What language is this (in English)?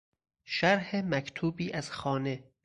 Persian